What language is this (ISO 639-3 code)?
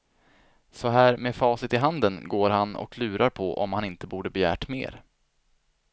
swe